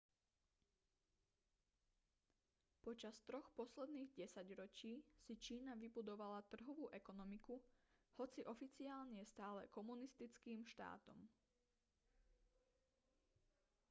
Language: Slovak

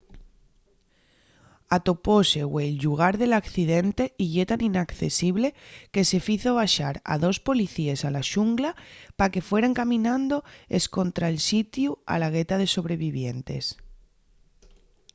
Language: Asturian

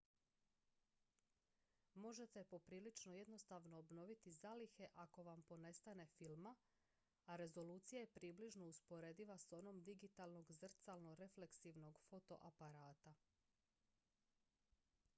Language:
Croatian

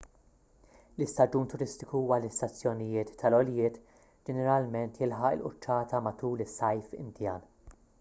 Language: Maltese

